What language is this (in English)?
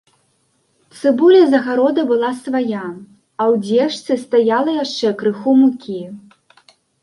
Belarusian